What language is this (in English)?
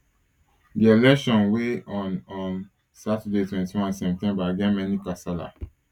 Nigerian Pidgin